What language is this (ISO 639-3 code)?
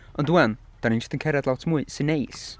cym